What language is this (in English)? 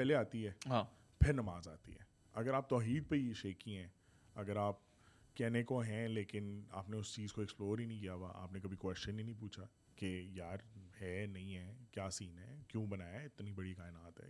Urdu